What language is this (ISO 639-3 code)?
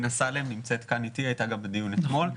heb